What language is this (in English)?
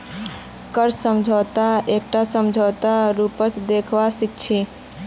Magahi